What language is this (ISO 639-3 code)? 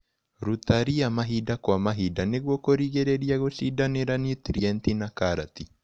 kik